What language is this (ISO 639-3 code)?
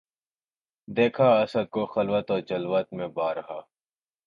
urd